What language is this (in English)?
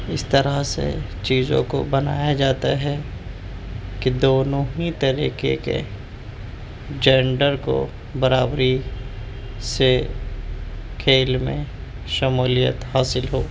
Urdu